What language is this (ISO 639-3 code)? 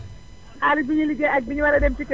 wol